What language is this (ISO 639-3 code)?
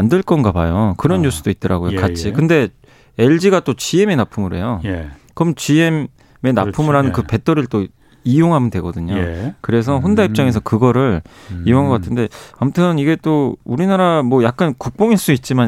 kor